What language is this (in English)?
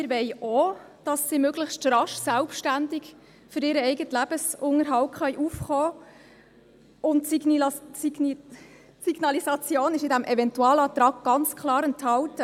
Swiss German